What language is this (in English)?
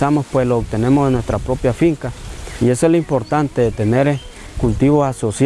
Spanish